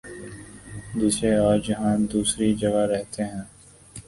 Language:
Urdu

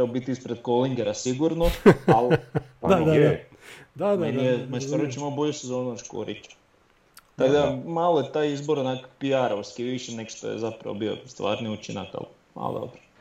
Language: Croatian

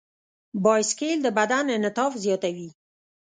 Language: Pashto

